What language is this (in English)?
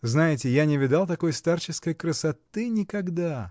Russian